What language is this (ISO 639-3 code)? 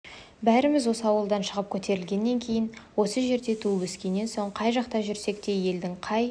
kaz